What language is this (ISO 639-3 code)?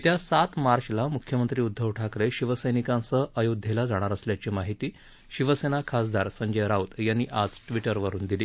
mar